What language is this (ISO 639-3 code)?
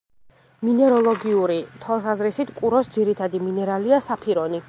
kat